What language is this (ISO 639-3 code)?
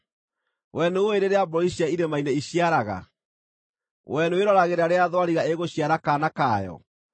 kik